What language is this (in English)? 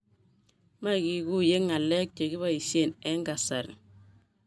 Kalenjin